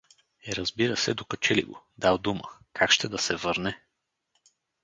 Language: Bulgarian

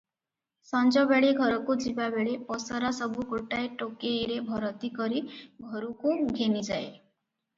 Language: Odia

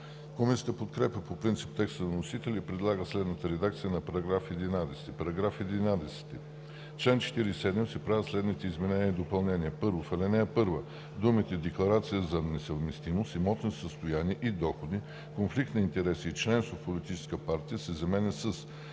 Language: Bulgarian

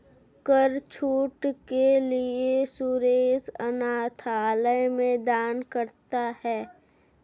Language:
Hindi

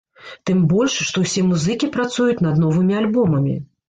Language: Belarusian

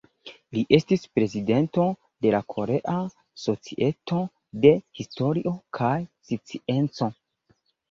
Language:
Esperanto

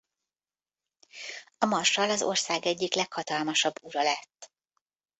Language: Hungarian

